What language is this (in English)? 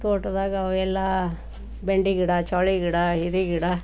Kannada